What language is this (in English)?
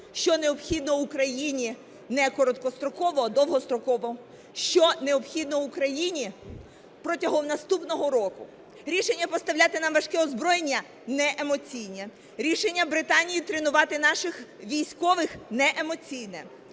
Ukrainian